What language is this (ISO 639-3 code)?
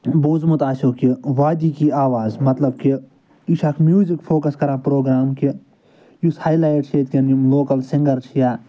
kas